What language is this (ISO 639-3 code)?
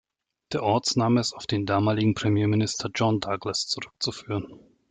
deu